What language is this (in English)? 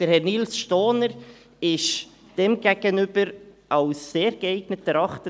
Swiss German